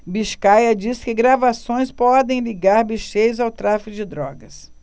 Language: Portuguese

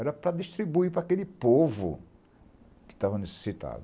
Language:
Portuguese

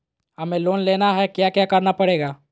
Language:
Magahi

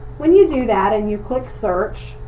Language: English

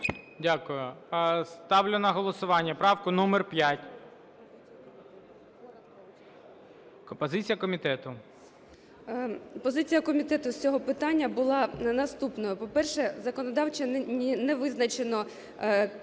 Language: Ukrainian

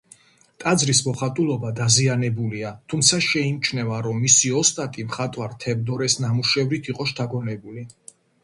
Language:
Georgian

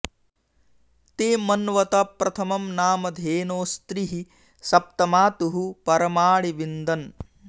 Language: Sanskrit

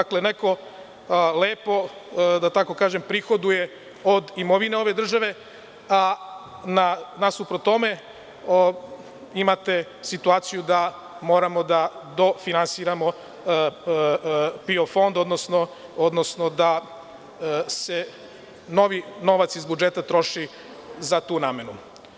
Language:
Serbian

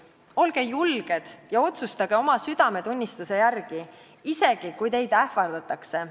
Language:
Estonian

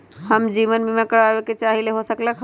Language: Magahi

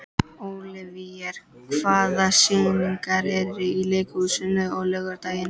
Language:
Icelandic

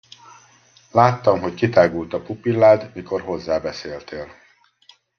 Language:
Hungarian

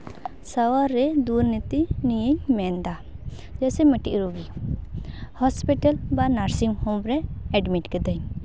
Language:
Santali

